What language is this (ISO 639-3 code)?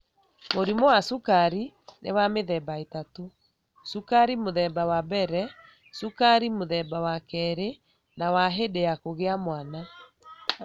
kik